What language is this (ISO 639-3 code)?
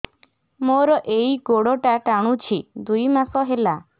ori